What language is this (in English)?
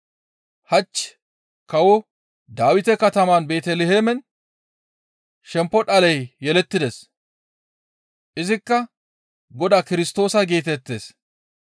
Gamo